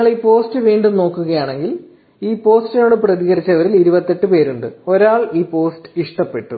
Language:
Malayalam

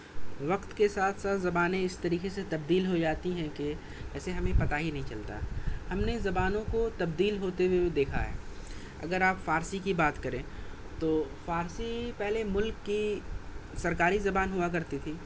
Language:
Urdu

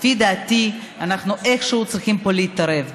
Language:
Hebrew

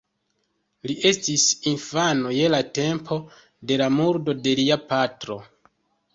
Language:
Esperanto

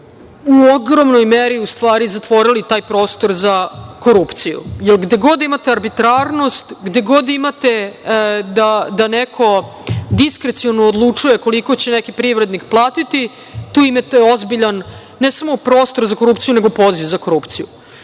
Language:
Serbian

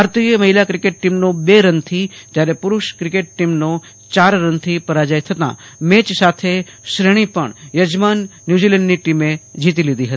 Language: Gujarati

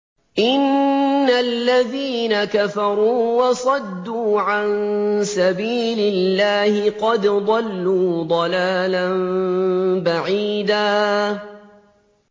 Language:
Arabic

